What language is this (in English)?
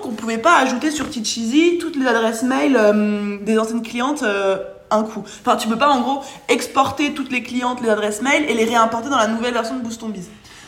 French